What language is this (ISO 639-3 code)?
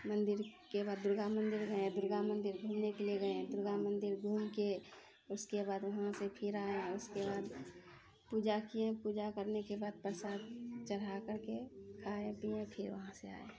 mai